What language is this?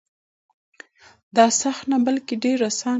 Pashto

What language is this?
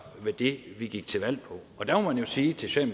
Danish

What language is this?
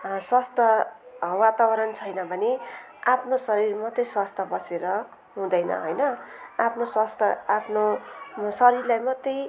Nepali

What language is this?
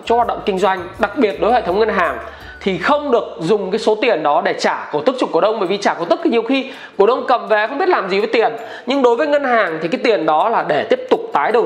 Vietnamese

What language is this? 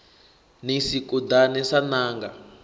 Venda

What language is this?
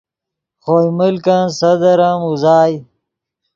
Yidgha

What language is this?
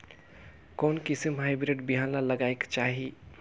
Chhattisgarhi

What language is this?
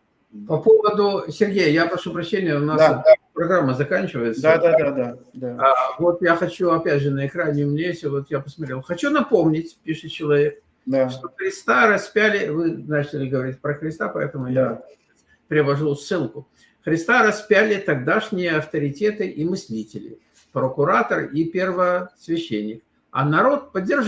Russian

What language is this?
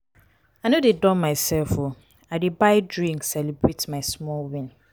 Nigerian Pidgin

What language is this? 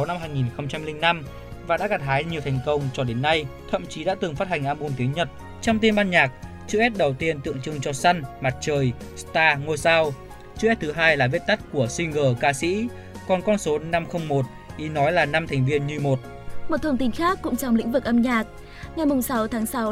Vietnamese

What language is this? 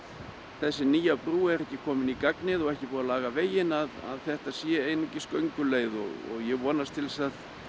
Icelandic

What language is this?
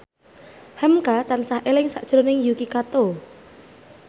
Javanese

